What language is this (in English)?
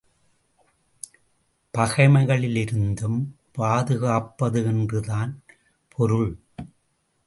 Tamil